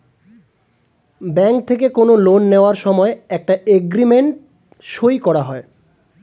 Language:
Bangla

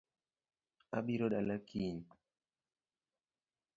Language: Luo (Kenya and Tanzania)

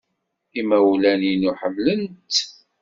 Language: Kabyle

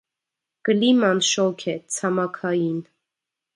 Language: Armenian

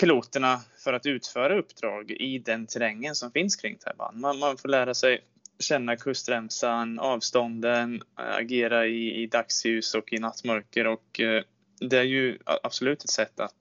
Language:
Swedish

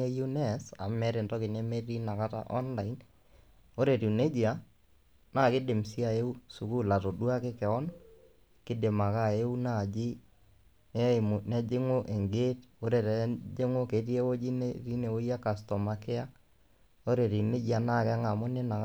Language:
Masai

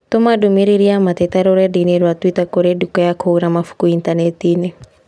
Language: Kikuyu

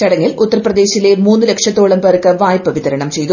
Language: Malayalam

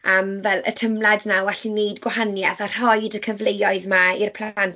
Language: Welsh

